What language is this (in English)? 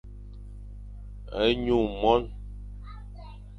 Fang